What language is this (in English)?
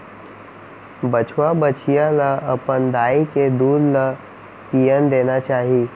Chhattisgarhi